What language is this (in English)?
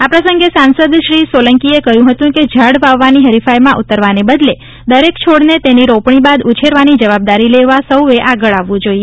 Gujarati